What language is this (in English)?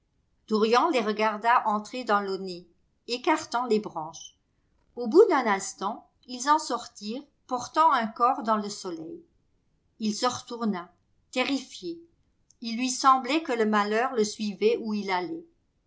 French